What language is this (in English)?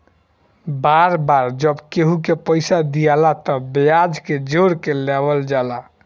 Bhojpuri